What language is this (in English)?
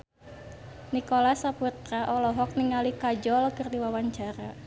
Sundanese